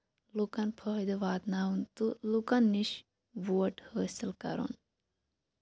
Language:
Kashmiri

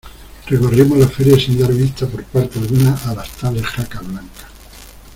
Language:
Spanish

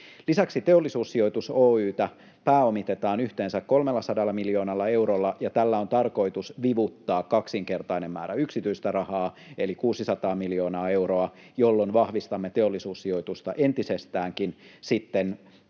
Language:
Finnish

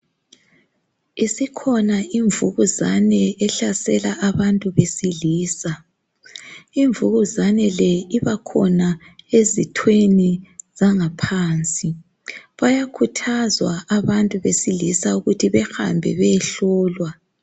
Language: North Ndebele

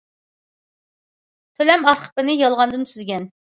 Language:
Uyghur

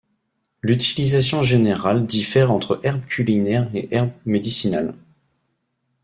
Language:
French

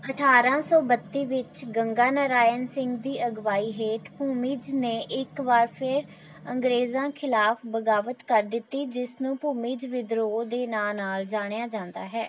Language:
Punjabi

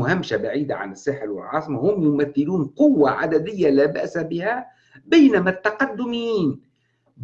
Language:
Arabic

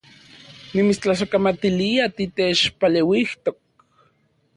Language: Central Puebla Nahuatl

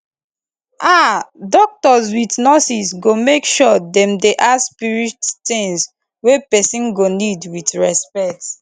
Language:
Nigerian Pidgin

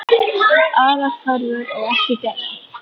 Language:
Icelandic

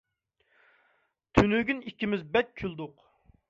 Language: Uyghur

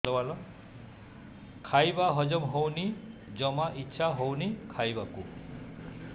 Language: Odia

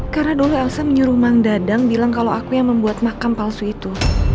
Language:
Indonesian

